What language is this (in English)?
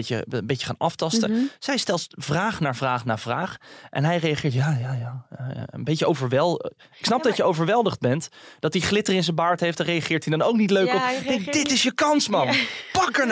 Dutch